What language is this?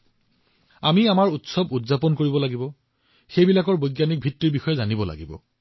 Assamese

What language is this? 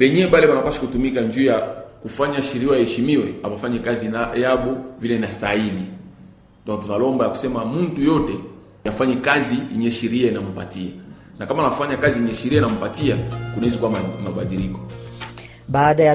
Swahili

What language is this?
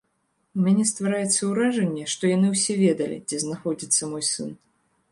Belarusian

